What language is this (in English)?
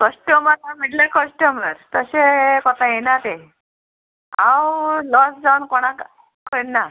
Konkani